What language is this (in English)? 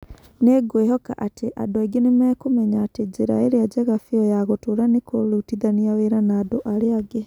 Kikuyu